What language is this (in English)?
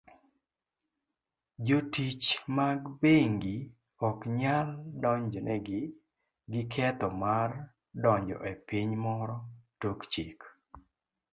Luo (Kenya and Tanzania)